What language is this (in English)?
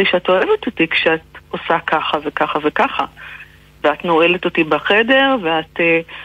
Hebrew